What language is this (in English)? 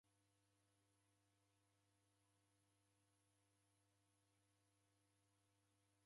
Taita